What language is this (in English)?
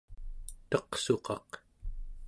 Central Yupik